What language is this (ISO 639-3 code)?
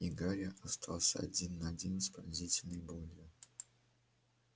rus